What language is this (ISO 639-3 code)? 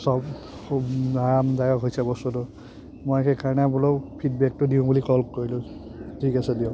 asm